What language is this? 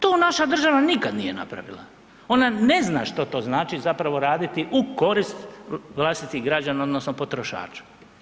Croatian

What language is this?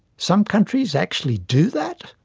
English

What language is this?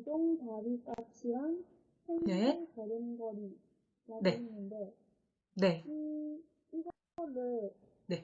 Korean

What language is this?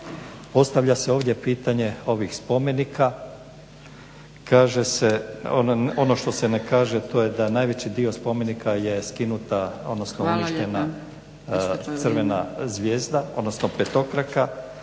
Croatian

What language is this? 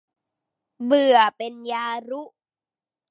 Thai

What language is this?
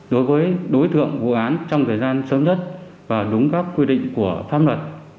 Vietnamese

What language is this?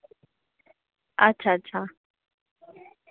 Dogri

